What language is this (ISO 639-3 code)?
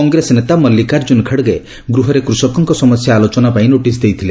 ori